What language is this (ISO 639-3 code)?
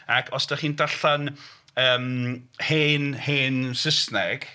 cym